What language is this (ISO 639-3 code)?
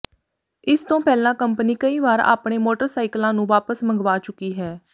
pan